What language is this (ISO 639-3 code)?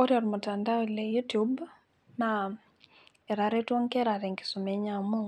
mas